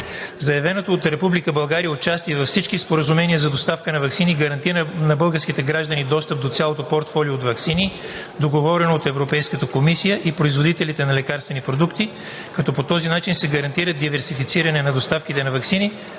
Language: Bulgarian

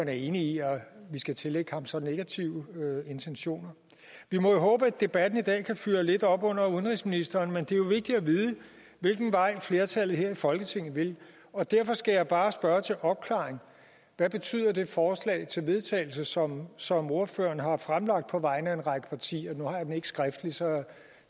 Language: Danish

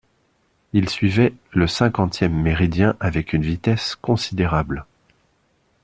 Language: French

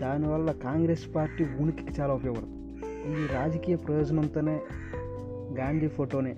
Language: Telugu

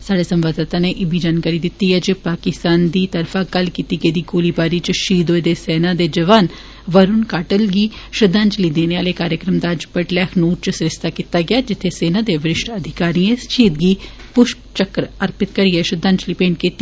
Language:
Dogri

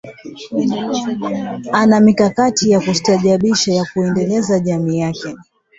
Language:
Swahili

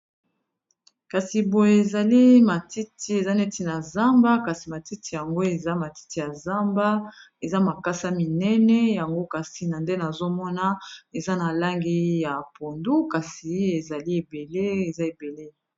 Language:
Lingala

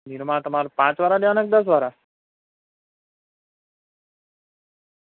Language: Gujarati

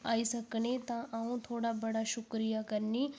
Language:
Dogri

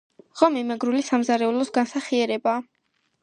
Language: Georgian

